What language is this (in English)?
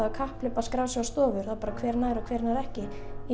Icelandic